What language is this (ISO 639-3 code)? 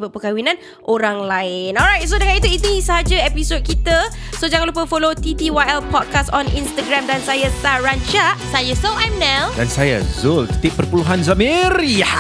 msa